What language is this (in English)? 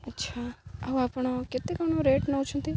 Odia